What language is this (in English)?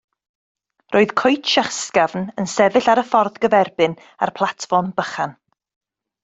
Welsh